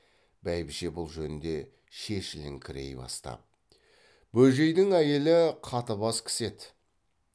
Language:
Kazakh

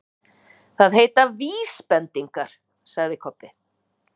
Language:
Icelandic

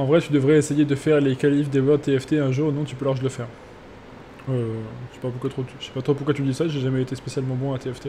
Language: French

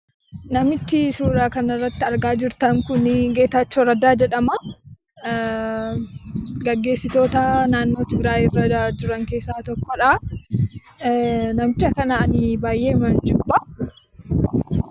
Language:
Oromo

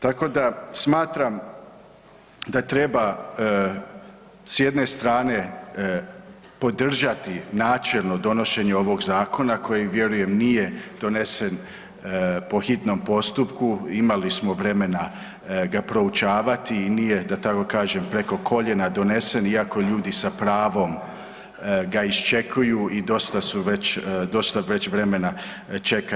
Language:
Croatian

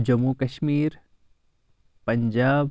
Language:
Kashmiri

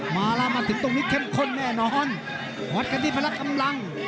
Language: Thai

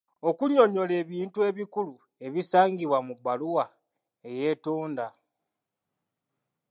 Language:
Ganda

